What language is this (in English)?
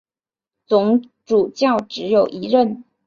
Chinese